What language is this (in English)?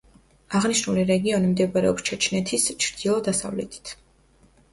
Georgian